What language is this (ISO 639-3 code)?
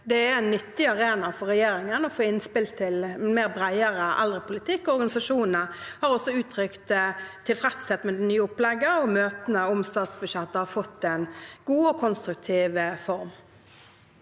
nor